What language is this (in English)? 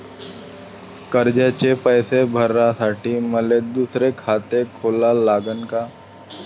Marathi